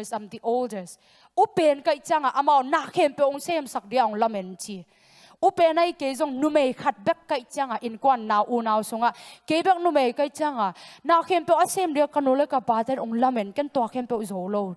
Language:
Thai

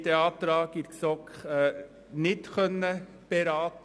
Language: Swiss German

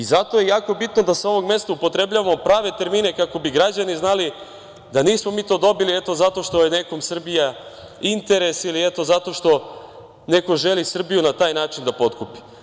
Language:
Serbian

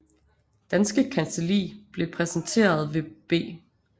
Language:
Danish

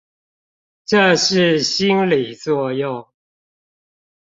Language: Chinese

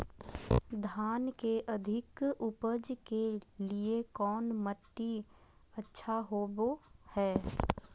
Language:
Magahi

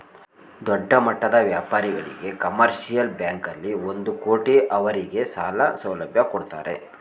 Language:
Kannada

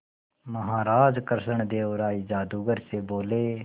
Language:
Hindi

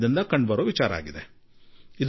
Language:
Kannada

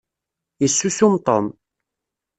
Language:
Kabyle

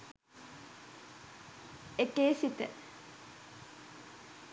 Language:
Sinhala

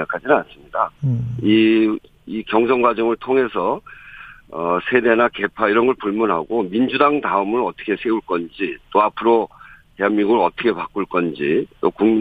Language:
Korean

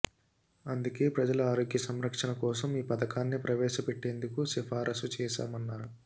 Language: Telugu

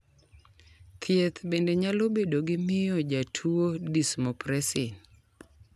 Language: Luo (Kenya and Tanzania)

